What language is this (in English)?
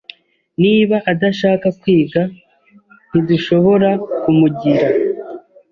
Kinyarwanda